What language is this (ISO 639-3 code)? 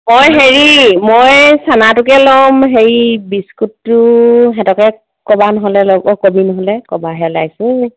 asm